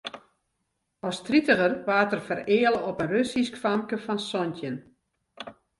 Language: Western Frisian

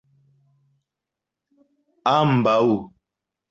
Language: Esperanto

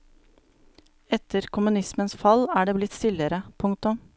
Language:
Norwegian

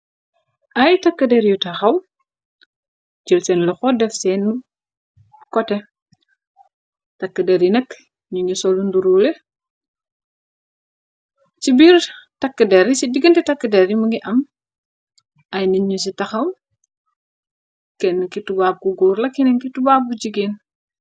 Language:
Wolof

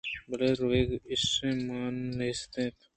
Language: Eastern Balochi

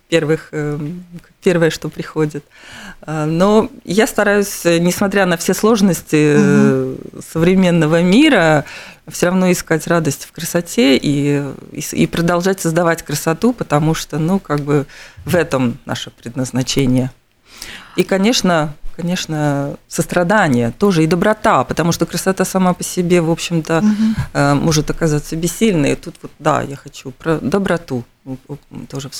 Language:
Russian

